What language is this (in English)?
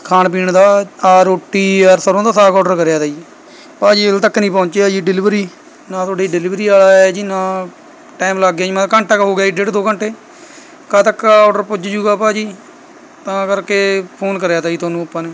Punjabi